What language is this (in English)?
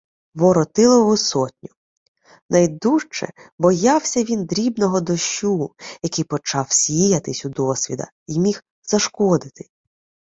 Ukrainian